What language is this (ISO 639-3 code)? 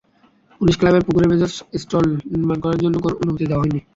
ben